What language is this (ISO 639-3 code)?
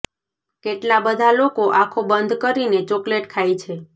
guj